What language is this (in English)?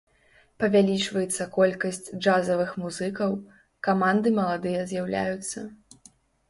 Belarusian